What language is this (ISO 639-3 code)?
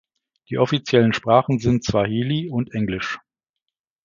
deu